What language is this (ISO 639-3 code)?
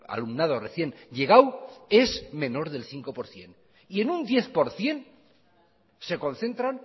spa